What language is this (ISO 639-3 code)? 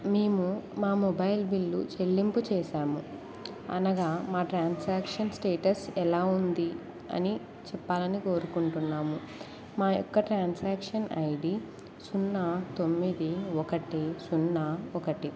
tel